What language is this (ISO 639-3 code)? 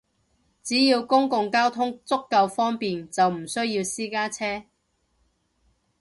yue